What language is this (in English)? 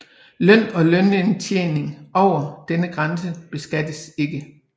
Danish